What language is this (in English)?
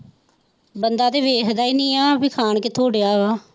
Punjabi